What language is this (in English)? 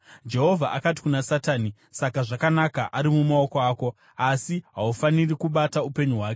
Shona